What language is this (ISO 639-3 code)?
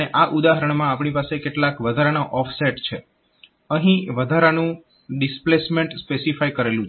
guj